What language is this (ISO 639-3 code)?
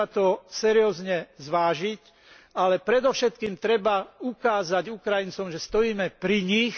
slk